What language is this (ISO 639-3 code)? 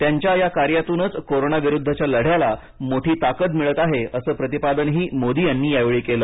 mar